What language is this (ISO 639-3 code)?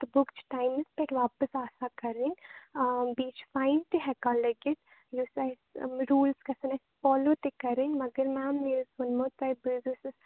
kas